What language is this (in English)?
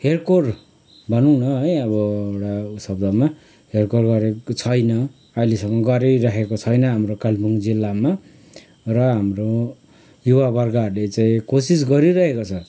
Nepali